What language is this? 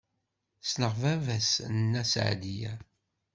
Kabyle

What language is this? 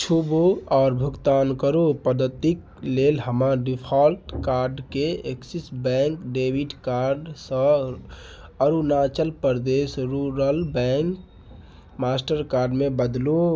Maithili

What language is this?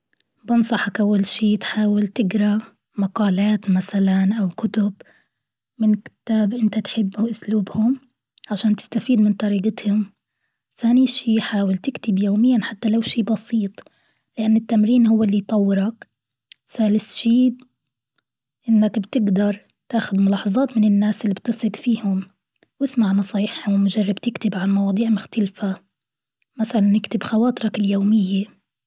Gulf Arabic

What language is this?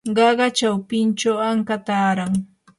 Yanahuanca Pasco Quechua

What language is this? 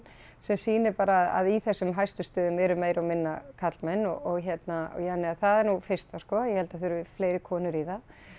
Icelandic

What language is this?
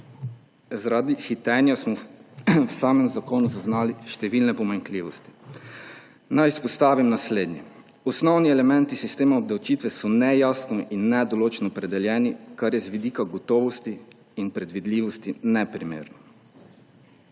Slovenian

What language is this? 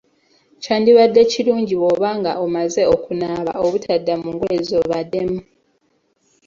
Ganda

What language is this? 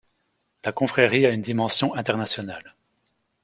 French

